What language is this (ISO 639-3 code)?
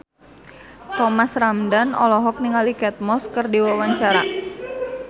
sun